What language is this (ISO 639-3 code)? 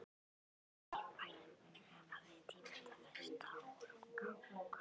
isl